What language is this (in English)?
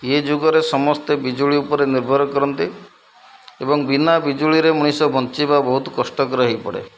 Odia